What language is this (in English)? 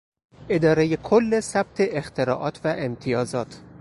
Persian